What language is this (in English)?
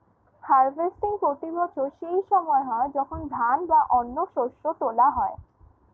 Bangla